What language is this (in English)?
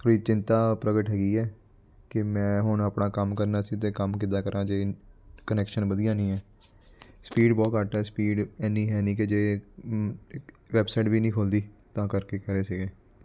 Punjabi